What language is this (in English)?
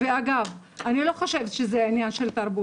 Hebrew